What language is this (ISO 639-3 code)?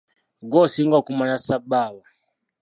lug